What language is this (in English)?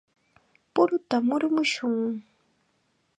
Chiquián Ancash Quechua